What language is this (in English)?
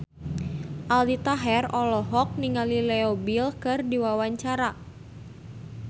Sundanese